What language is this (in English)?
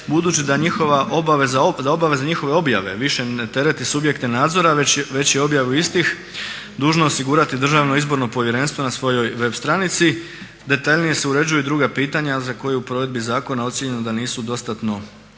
Croatian